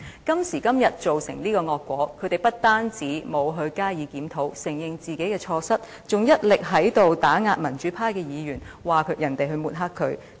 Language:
Cantonese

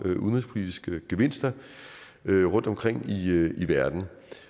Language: Danish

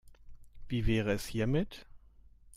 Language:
German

